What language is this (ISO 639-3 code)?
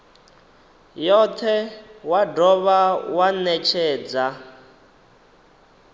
ven